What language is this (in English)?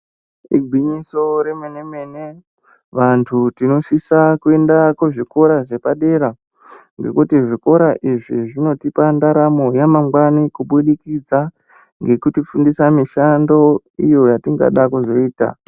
Ndau